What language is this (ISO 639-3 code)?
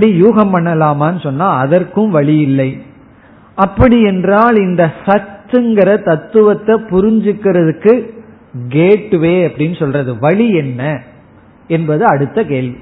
tam